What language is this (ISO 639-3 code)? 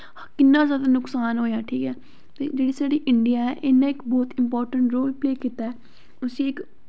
doi